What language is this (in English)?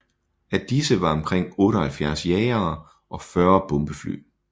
Danish